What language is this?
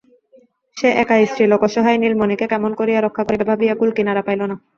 Bangla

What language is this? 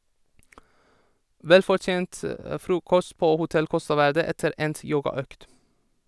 Norwegian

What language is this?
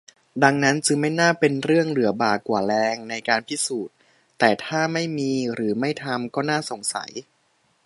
Thai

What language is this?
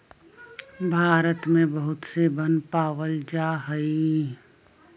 Magahi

